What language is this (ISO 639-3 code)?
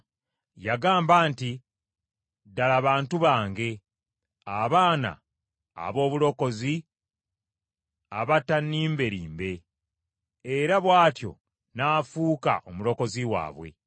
lug